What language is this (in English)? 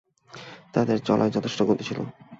Bangla